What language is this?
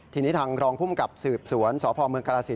Thai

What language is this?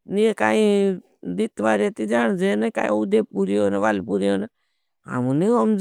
Bhili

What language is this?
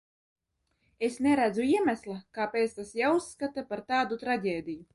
Latvian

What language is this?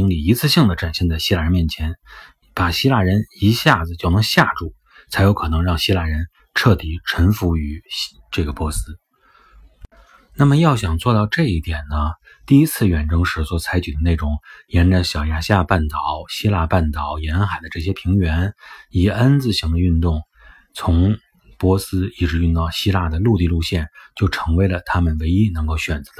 Chinese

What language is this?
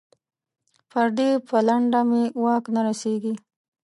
Pashto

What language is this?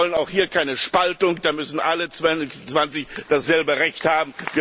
German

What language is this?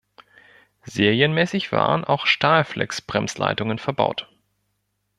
German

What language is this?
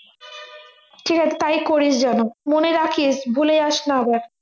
Bangla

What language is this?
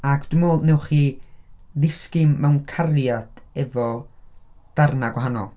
Welsh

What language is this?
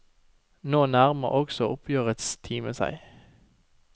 Norwegian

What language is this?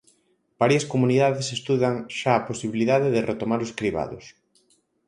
Galician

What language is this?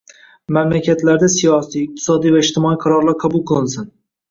Uzbek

